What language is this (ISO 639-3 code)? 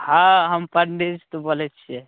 mai